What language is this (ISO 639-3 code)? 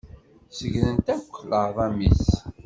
kab